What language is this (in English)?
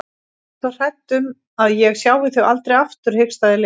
Icelandic